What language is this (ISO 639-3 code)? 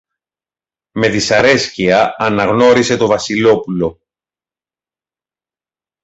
ell